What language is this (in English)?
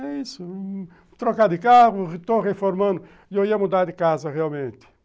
Portuguese